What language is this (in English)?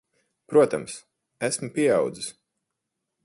Latvian